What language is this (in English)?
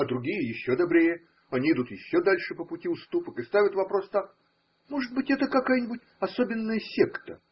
Russian